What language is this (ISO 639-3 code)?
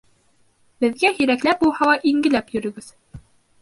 bak